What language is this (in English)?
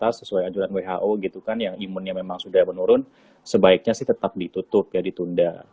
Indonesian